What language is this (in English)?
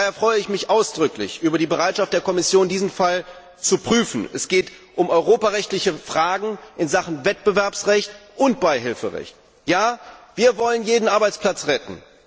German